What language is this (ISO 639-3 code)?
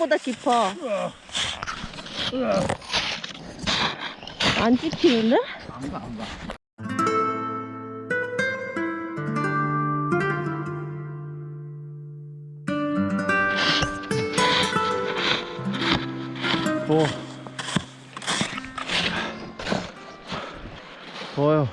kor